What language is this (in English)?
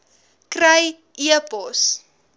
Afrikaans